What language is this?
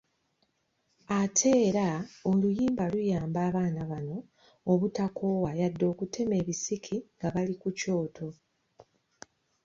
Ganda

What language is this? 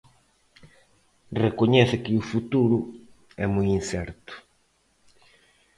Galician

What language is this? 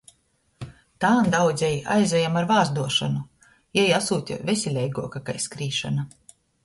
Latgalian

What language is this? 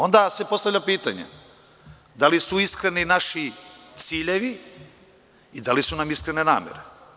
Serbian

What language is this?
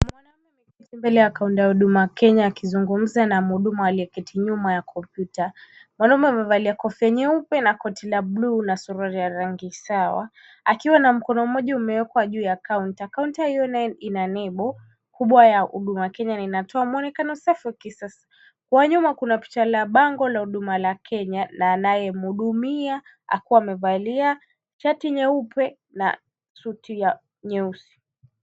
Swahili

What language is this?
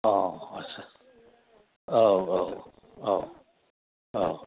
Bodo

